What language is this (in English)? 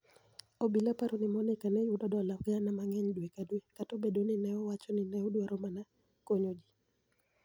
Luo (Kenya and Tanzania)